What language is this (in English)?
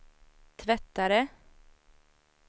Swedish